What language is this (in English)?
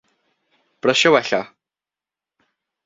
Welsh